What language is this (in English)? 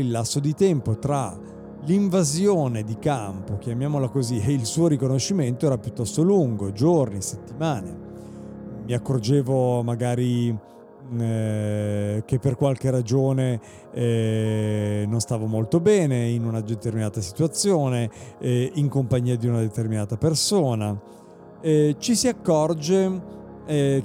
Italian